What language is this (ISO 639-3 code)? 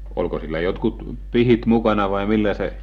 fin